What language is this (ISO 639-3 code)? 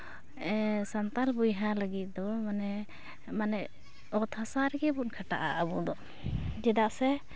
sat